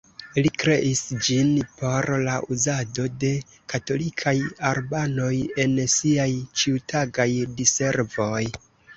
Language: Esperanto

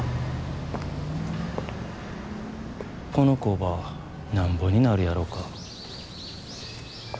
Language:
Japanese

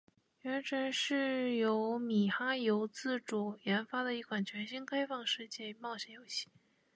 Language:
Chinese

